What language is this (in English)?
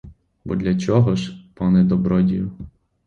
Ukrainian